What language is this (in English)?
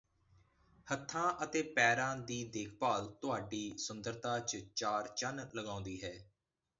Punjabi